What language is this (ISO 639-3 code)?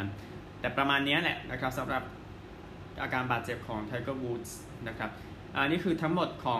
tha